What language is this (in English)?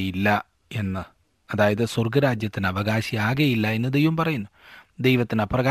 Malayalam